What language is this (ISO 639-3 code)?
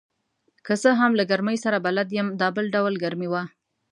pus